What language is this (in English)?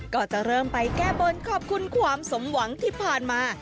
Thai